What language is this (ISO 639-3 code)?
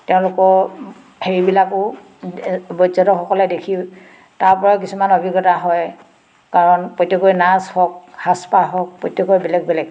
asm